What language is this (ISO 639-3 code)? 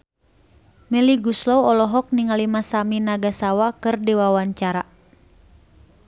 sun